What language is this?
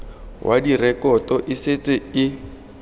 Tswana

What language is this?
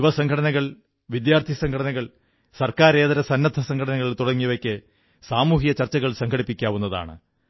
Malayalam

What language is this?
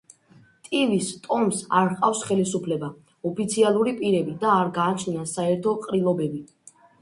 Georgian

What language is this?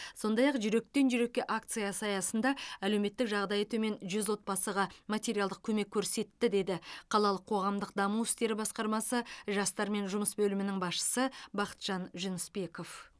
Kazakh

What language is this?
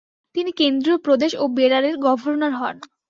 Bangla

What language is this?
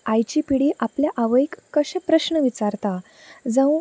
Konkani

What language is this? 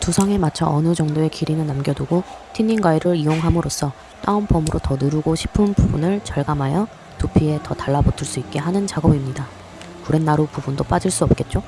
Korean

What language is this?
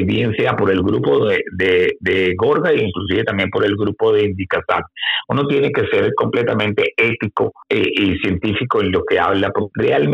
Spanish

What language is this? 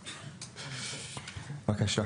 Hebrew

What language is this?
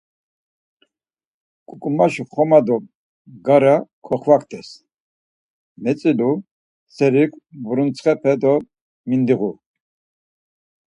Laz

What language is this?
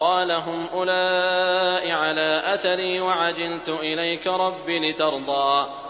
Arabic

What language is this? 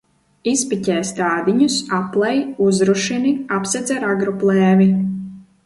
Latvian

